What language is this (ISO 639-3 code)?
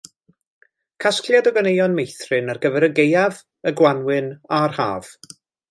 cym